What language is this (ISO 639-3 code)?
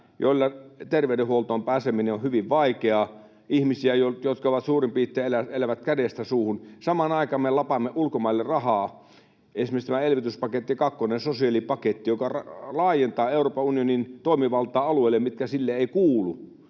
fin